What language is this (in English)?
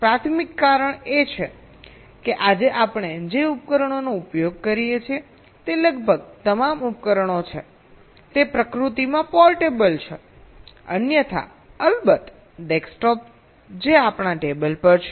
Gujarati